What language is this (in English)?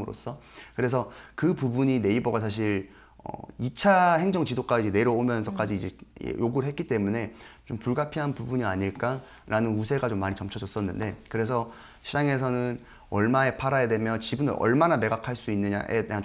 Korean